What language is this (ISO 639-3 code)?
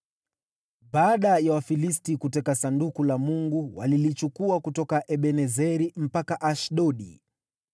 swa